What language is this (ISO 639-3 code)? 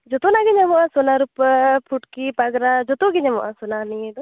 sat